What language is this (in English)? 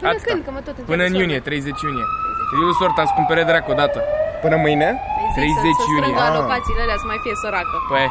Romanian